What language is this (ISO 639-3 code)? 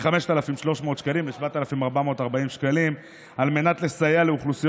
heb